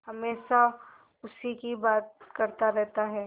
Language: Hindi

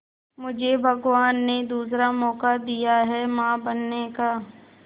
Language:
Hindi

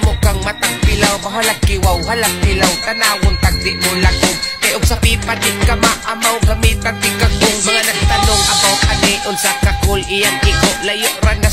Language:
Portuguese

